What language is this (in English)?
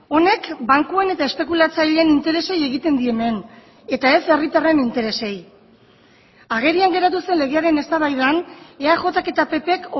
Basque